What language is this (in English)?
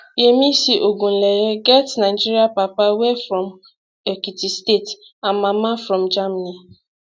Nigerian Pidgin